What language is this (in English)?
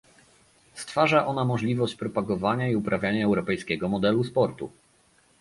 Polish